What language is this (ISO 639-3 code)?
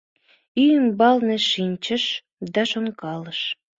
chm